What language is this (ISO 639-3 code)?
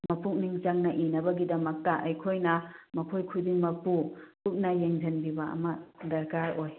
mni